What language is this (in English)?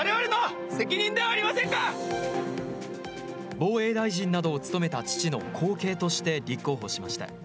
Japanese